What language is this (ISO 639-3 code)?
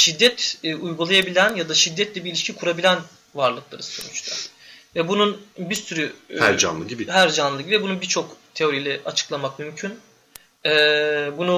tur